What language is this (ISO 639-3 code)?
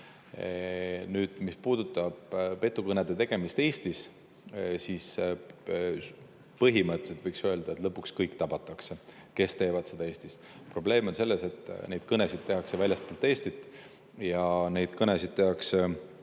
est